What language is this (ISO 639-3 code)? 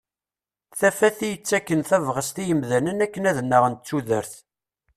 kab